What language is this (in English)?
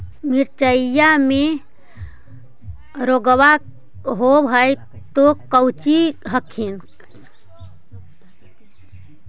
Magahi